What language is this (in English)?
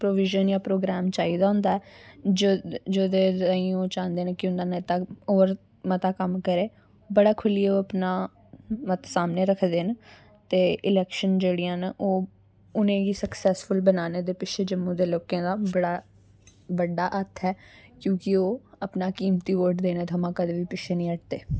Dogri